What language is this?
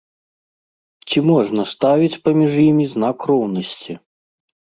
Belarusian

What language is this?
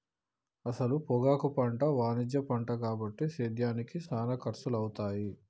Telugu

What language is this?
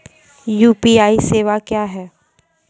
Maithili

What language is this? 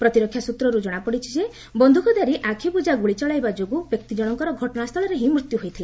Odia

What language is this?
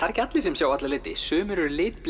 Icelandic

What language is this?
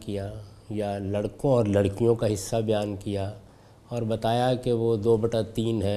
Urdu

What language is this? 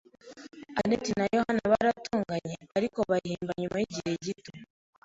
Kinyarwanda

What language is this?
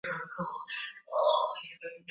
Swahili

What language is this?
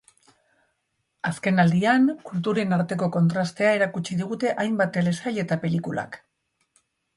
Basque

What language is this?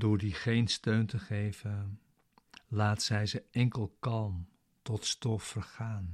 Dutch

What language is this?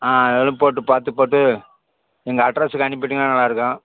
Tamil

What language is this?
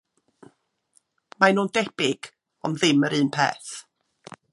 Welsh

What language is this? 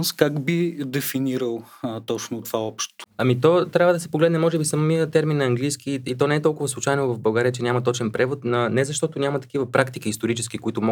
Bulgarian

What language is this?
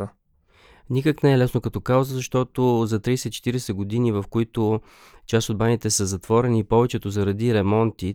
Bulgarian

